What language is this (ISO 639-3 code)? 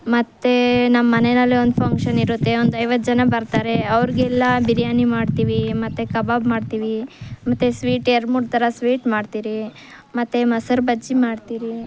kan